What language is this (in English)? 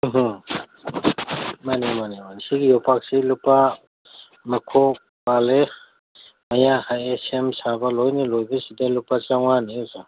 Manipuri